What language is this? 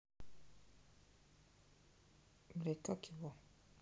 Russian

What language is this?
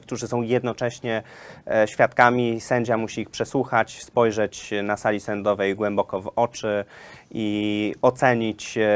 Polish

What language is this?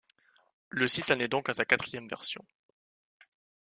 French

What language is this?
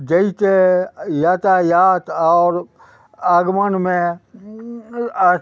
Maithili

